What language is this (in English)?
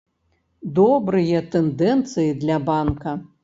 Belarusian